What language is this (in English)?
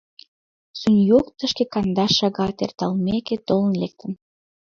Mari